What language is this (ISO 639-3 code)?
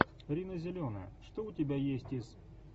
rus